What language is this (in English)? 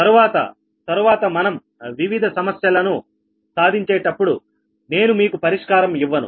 Telugu